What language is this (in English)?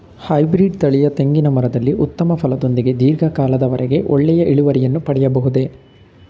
Kannada